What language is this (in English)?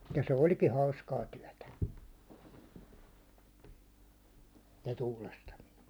Finnish